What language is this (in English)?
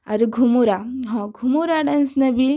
Odia